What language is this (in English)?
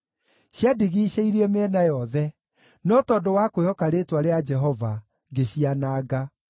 Kikuyu